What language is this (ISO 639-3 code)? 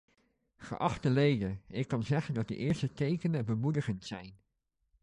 nld